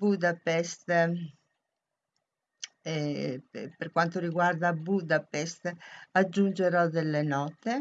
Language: Italian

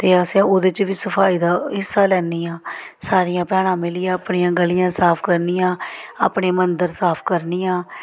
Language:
Dogri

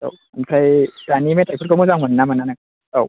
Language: Bodo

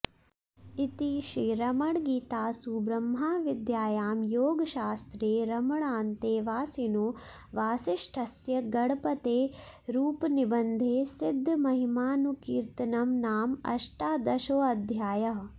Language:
Sanskrit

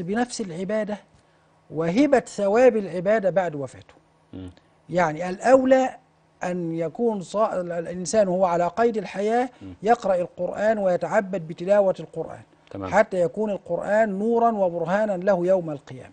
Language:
Arabic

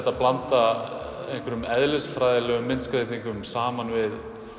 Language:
Icelandic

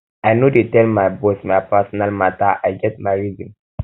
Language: Nigerian Pidgin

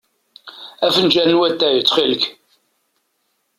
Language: Kabyle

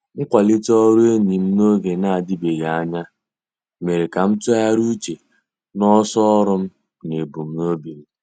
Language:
Igbo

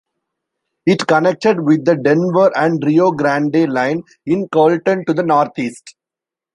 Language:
English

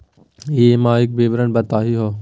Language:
Magahi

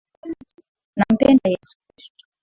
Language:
Swahili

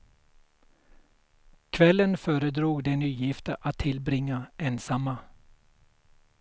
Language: Swedish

